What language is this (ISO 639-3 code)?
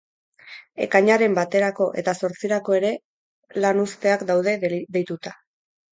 eus